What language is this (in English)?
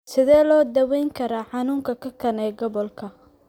Somali